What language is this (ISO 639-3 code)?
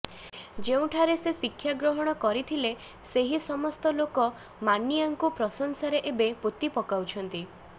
ori